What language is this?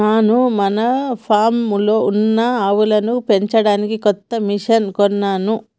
Telugu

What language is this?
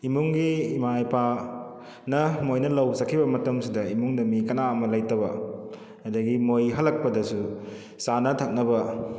Manipuri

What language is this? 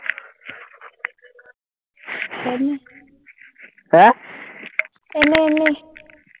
Assamese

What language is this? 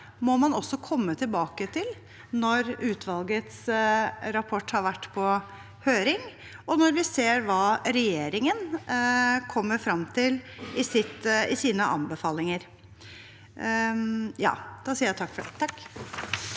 Norwegian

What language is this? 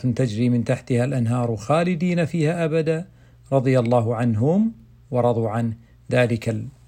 Arabic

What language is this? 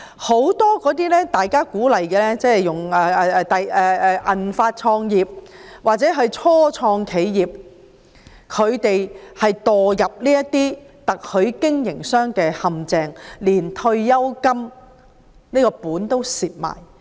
Cantonese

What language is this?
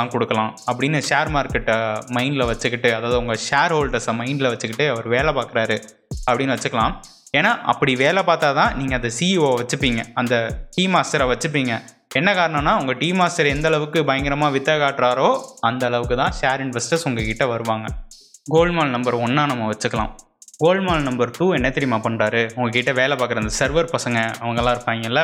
Tamil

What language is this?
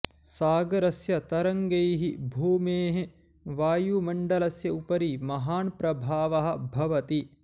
Sanskrit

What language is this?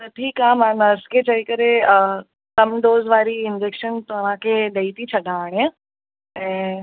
Sindhi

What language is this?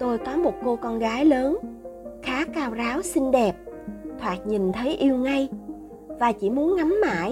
Vietnamese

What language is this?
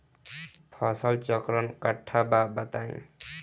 Bhojpuri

